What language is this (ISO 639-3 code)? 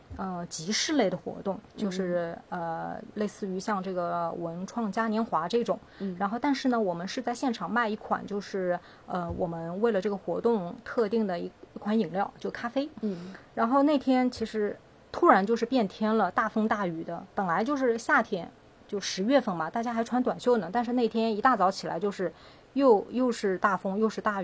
zho